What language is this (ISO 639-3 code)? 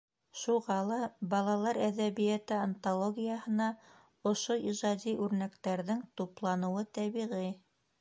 bak